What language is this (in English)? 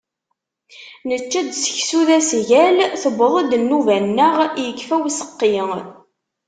Kabyle